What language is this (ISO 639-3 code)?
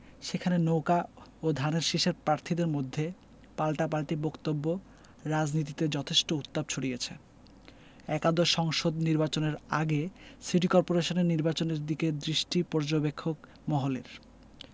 ben